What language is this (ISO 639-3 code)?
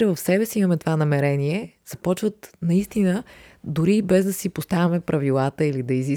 bul